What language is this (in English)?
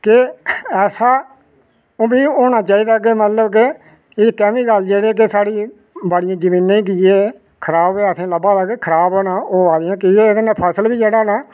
Dogri